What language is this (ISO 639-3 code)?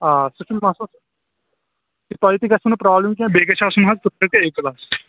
kas